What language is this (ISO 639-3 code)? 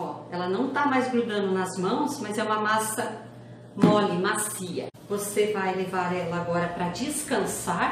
por